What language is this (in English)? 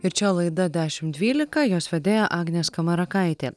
Lithuanian